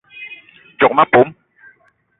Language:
Eton (Cameroon)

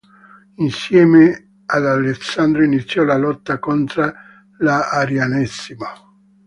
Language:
Italian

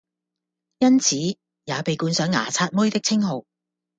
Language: Cantonese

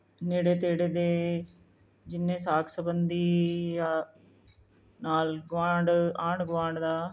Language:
Punjabi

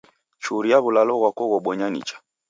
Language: Taita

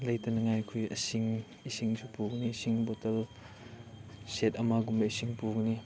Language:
Manipuri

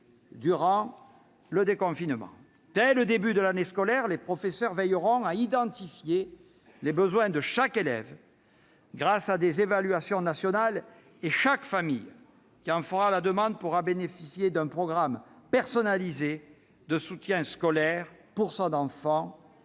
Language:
French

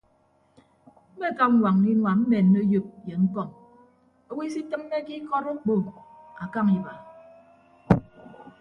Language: Ibibio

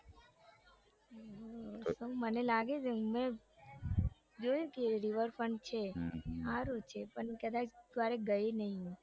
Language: Gujarati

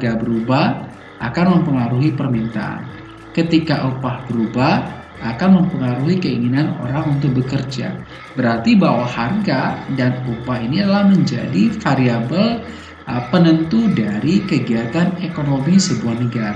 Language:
Indonesian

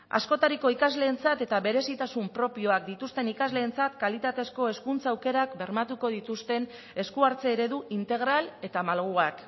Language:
Basque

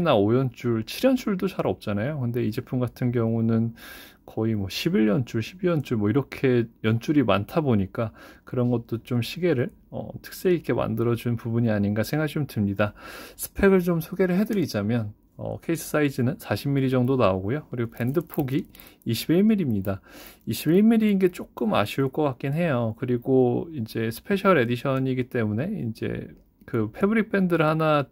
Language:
Korean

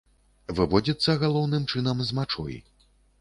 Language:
Belarusian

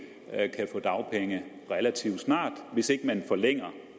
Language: Danish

